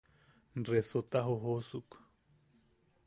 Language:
Yaqui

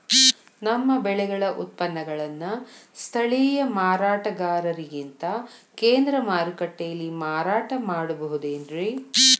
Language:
Kannada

